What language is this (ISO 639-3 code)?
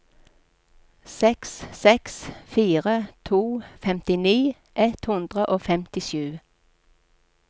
nor